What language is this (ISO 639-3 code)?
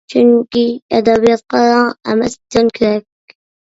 uig